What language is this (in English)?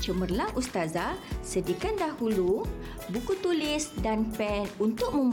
Malay